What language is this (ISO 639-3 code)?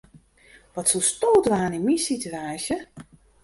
fry